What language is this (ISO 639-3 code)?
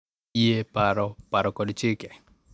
luo